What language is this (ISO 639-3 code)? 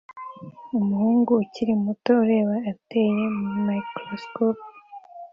kin